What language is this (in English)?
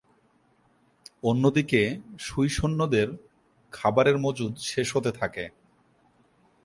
Bangla